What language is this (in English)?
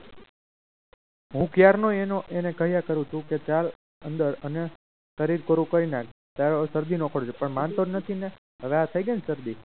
Gujarati